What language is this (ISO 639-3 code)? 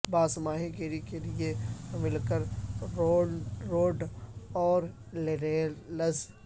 urd